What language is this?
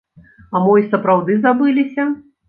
Belarusian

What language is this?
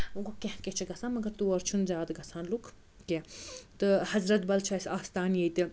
Kashmiri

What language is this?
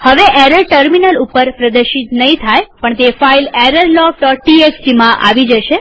Gujarati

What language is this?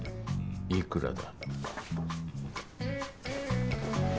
Japanese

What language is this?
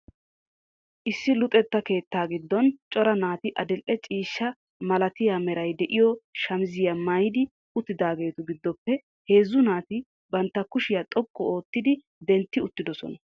Wolaytta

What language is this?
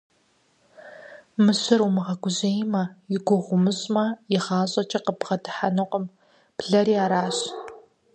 Kabardian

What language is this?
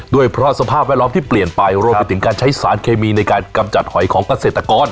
Thai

